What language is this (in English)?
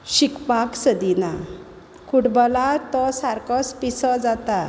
Konkani